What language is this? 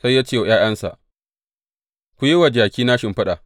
Hausa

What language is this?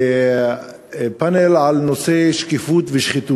Hebrew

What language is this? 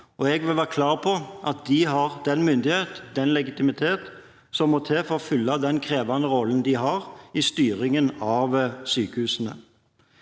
Norwegian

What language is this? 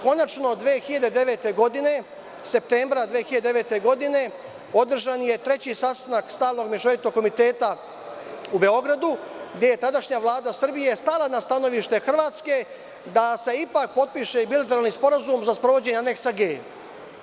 Serbian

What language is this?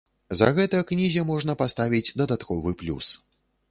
Belarusian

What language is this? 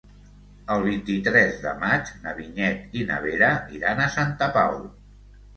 Catalan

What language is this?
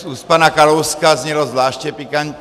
Czech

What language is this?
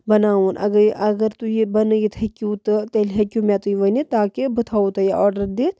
Kashmiri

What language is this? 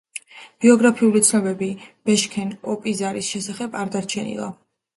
Georgian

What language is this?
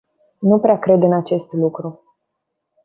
Romanian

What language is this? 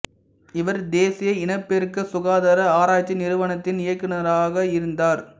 Tamil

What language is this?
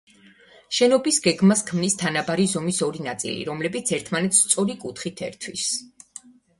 Georgian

